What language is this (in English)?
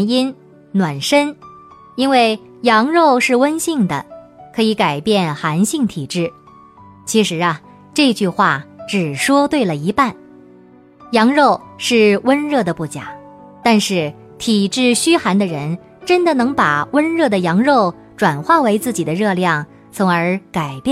Chinese